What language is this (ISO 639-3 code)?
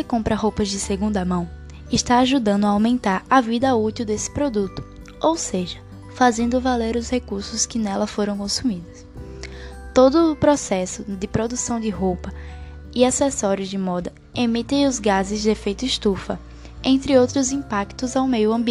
por